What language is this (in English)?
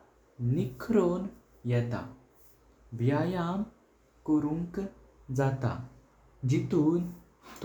Konkani